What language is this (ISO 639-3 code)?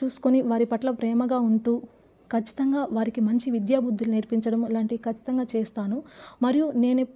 tel